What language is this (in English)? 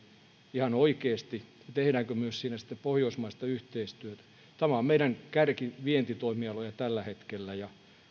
Finnish